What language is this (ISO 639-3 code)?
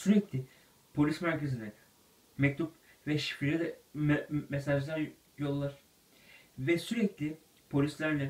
tur